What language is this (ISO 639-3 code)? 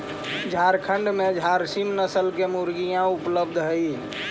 mag